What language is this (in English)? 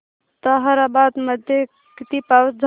Marathi